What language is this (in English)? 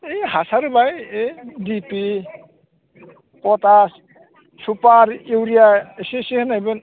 Bodo